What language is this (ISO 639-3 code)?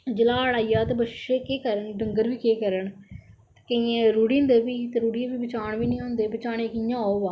doi